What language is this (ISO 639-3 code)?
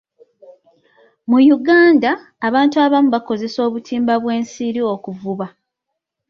lug